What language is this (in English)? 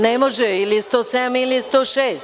Serbian